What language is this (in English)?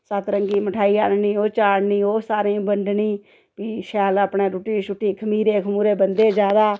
Dogri